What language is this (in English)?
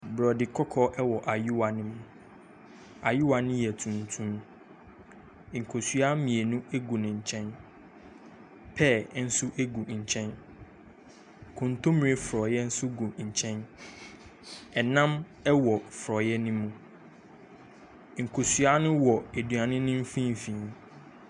Akan